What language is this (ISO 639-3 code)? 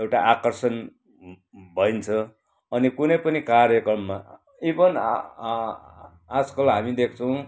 nep